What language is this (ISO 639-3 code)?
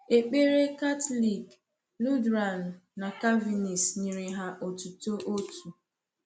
ibo